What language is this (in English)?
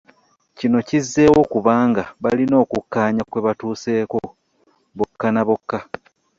Ganda